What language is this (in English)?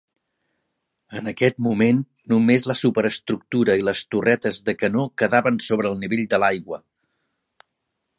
Catalan